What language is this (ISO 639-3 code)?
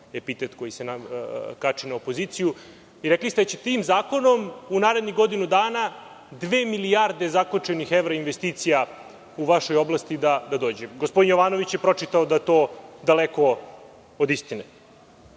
srp